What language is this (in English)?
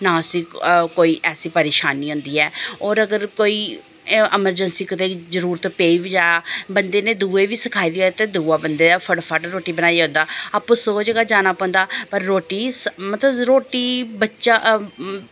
Dogri